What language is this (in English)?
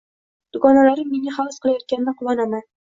Uzbek